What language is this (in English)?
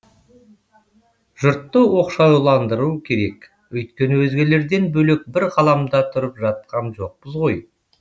Kazakh